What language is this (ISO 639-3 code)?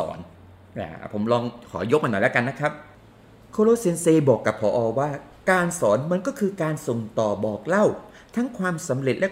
tha